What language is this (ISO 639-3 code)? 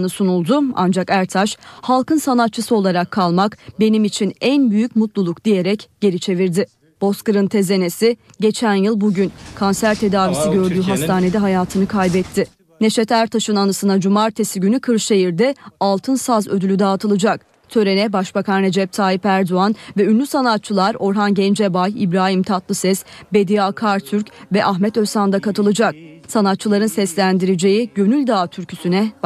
tur